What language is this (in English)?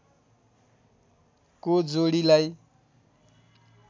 Nepali